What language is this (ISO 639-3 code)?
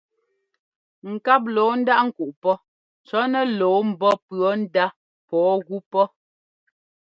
jgo